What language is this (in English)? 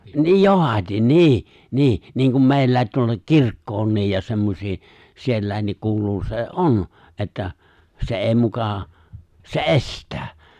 Finnish